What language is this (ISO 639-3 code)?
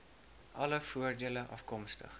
afr